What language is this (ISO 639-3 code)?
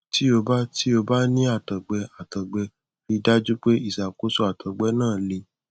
yor